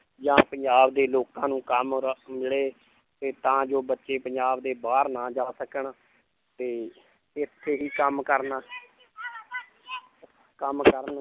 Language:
Punjabi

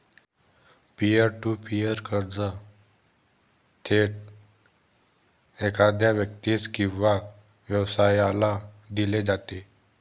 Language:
Marathi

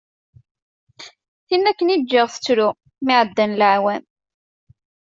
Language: Kabyle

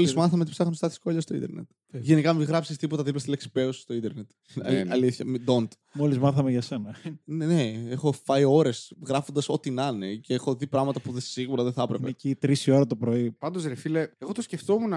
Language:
Greek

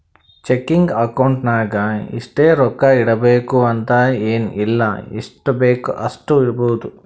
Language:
Kannada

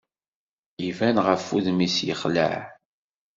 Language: Kabyle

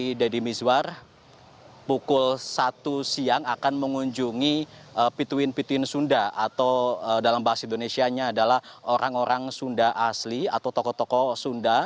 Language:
Indonesian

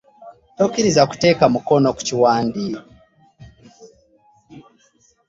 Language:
Ganda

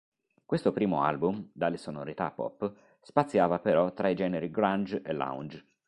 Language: Italian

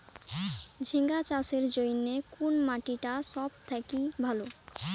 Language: Bangla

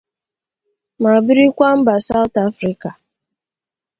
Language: Igbo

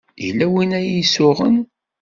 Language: Kabyle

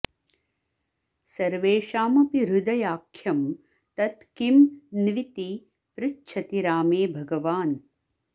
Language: Sanskrit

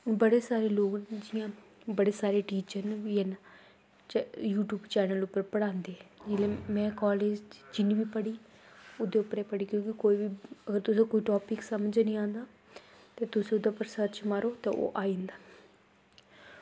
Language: Dogri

